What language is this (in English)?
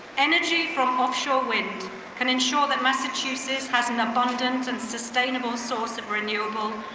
English